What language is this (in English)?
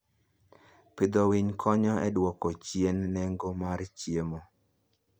Luo (Kenya and Tanzania)